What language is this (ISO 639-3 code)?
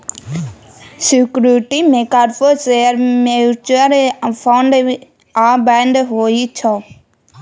mai